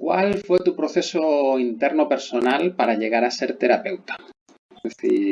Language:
Spanish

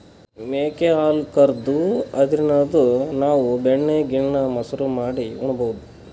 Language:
Kannada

